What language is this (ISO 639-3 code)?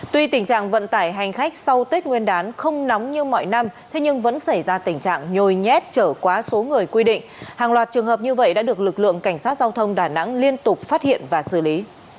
vie